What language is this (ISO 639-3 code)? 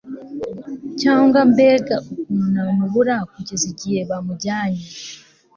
kin